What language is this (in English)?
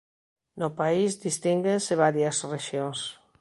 Galician